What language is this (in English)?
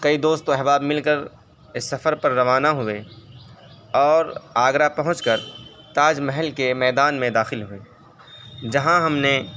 Urdu